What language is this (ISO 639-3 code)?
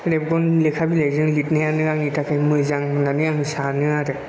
brx